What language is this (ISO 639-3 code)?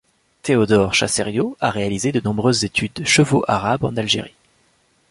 fra